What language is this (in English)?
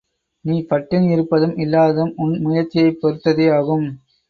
Tamil